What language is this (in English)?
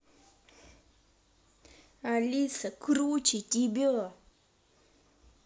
Russian